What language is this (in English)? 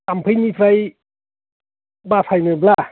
Bodo